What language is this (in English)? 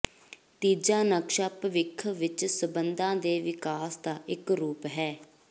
Punjabi